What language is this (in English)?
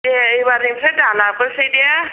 Bodo